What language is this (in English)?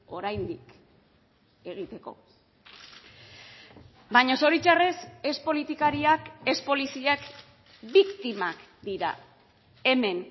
Basque